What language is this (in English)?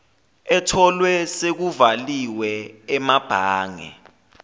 Zulu